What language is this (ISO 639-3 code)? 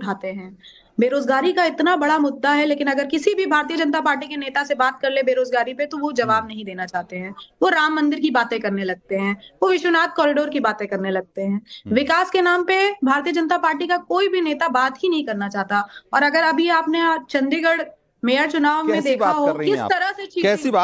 hin